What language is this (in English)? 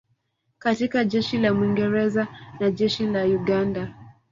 Swahili